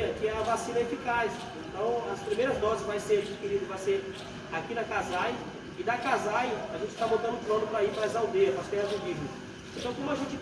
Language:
Portuguese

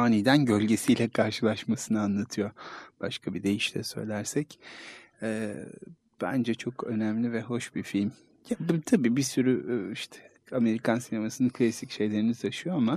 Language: Turkish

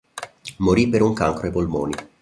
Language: Italian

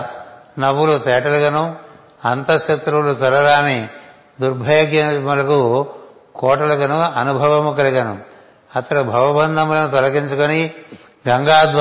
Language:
Telugu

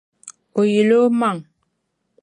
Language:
Dagbani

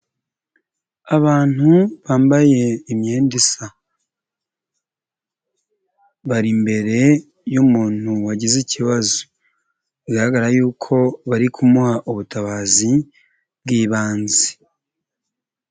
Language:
Kinyarwanda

